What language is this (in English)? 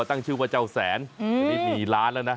Thai